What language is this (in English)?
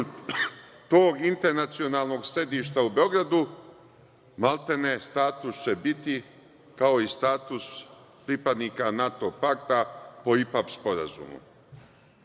Serbian